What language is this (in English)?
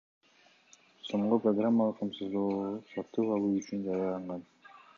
Kyrgyz